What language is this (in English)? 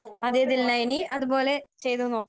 Malayalam